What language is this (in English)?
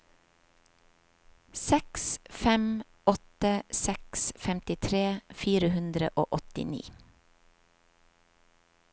Norwegian